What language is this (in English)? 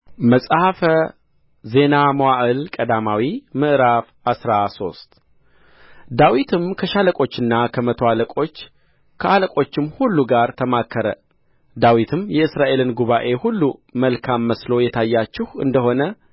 Amharic